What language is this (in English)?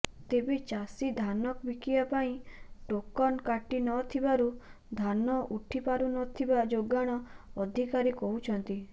Odia